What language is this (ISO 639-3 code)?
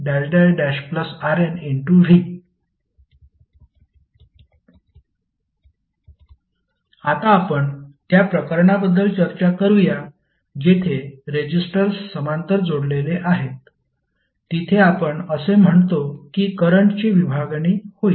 mar